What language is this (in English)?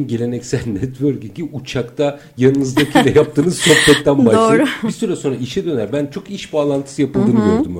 Turkish